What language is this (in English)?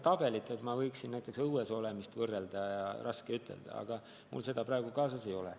Estonian